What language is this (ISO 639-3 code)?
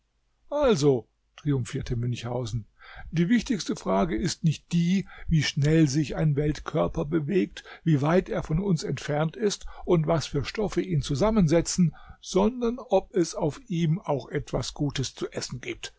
deu